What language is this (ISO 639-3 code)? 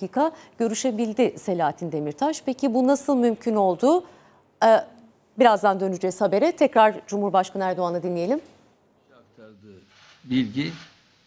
tur